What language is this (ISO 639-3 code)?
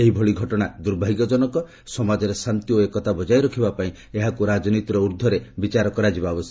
ori